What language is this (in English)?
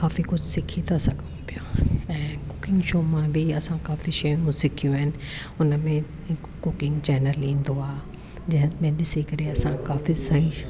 Sindhi